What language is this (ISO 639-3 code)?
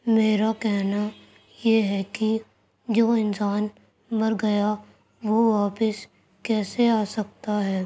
urd